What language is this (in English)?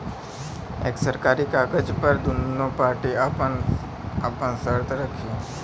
Bhojpuri